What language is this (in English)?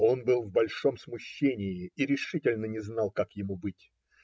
Russian